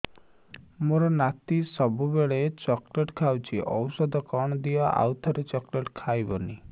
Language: Odia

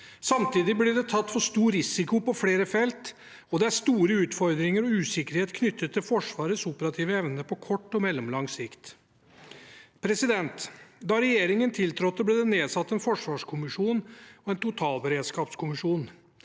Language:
Norwegian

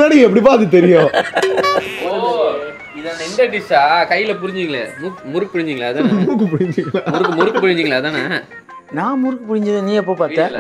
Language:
Tamil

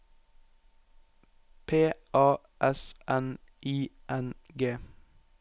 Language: Norwegian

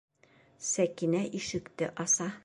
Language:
Bashkir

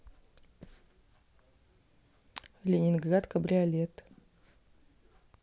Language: Russian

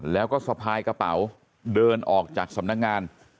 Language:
Thai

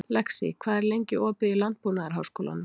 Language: Icelandic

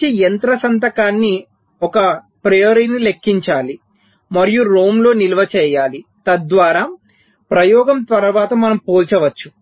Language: Telugu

